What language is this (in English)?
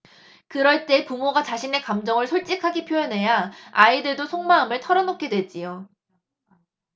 Korean